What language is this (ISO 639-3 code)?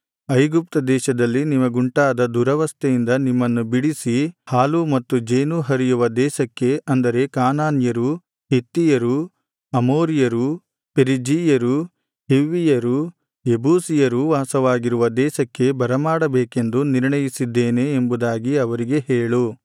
kan